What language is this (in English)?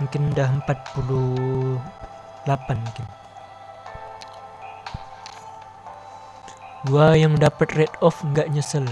Indonesian